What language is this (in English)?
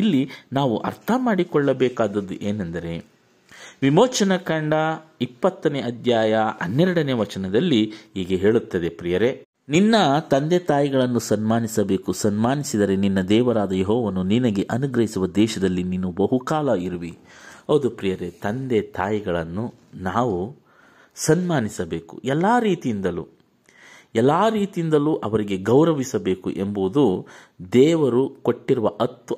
Kannada